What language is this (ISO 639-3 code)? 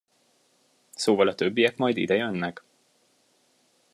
hun